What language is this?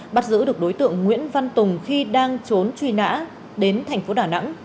Vietnamese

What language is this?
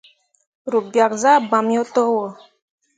Mundang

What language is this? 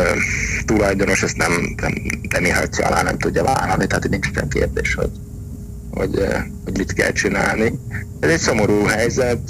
Hungarian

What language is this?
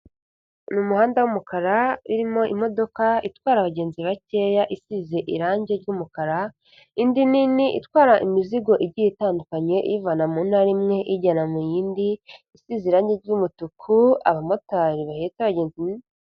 Kinyarwanda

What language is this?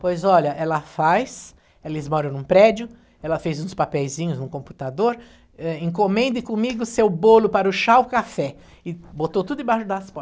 Portuguese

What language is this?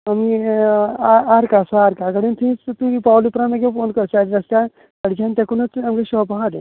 Konkani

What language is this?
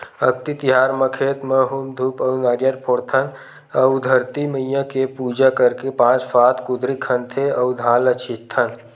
Chhattisgarhi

